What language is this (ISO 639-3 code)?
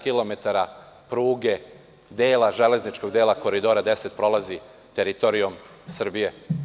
srp